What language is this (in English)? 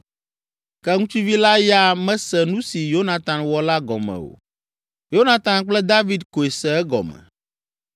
Ewe